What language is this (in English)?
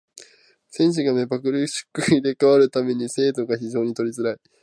Japanese